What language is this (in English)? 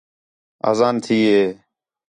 Khetrani